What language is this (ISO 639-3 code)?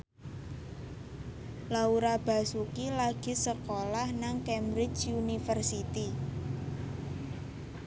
jav